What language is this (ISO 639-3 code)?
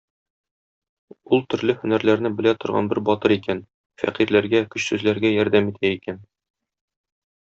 tat